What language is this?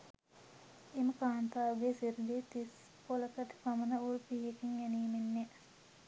Sinhala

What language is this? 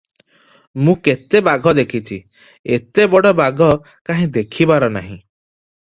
Odia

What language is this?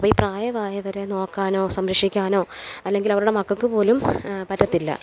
Malayalam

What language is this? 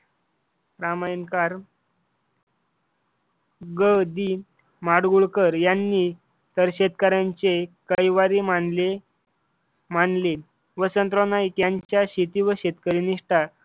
Marathi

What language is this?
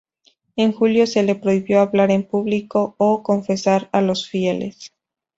Spanish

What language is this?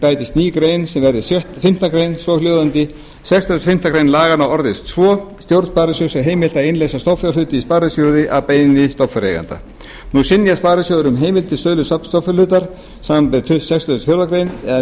Icelandic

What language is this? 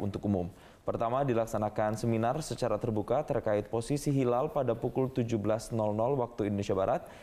Indonesian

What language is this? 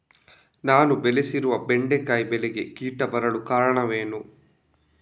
Kannada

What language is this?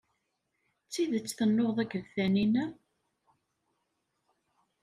Kabyle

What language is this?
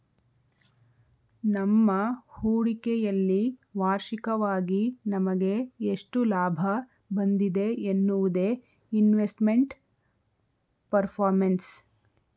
Kannada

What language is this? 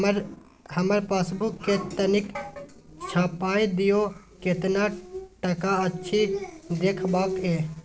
Maithili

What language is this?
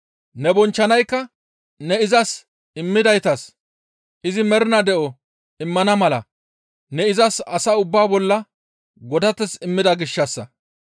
Gamo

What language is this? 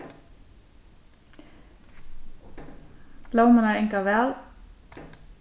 Faroese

